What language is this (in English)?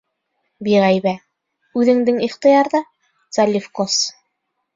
Bashkir